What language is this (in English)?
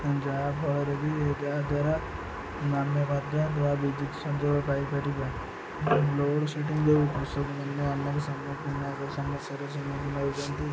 Odia